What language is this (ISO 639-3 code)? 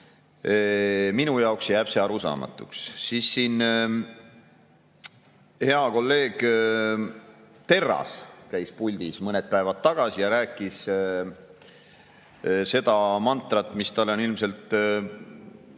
est